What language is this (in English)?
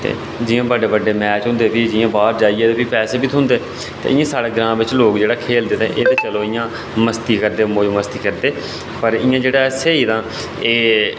Dogri